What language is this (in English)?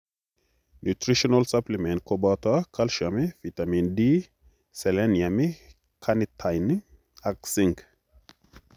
Kalenjin